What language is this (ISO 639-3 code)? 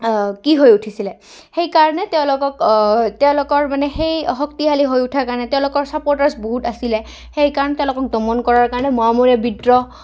asm